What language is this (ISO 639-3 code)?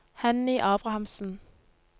nor